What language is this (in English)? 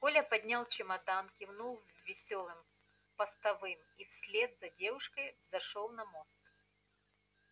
Russian